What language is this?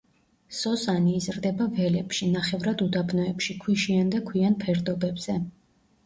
Georgian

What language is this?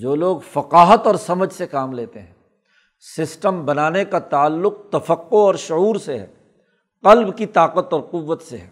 Urdu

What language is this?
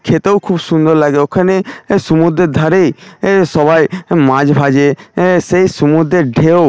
Bangla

